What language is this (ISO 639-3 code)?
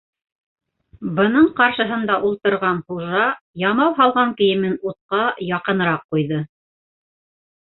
bak